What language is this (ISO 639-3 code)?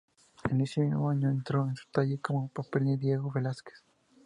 spa